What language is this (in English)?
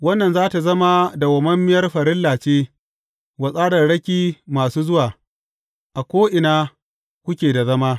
Hausa